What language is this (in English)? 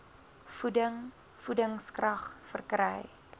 Afrikaans